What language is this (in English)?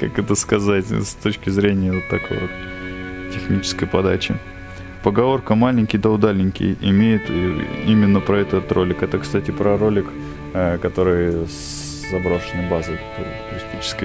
Russian